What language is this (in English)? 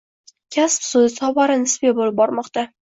Uzbek